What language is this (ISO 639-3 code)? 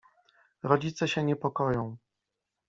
pol